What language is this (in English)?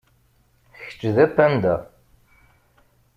Kabyle